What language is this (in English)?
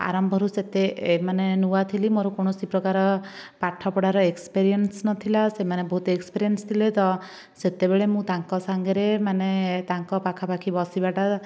Odia